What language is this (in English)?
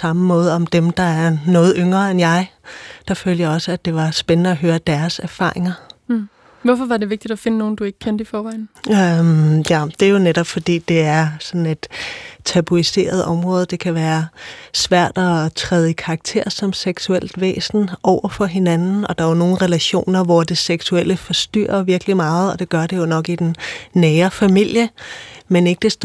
Danish